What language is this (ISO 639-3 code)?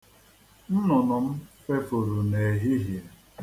ibo